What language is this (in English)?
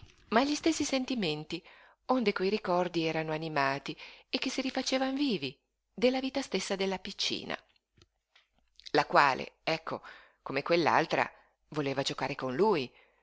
Italian